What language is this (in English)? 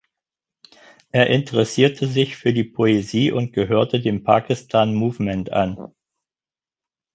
German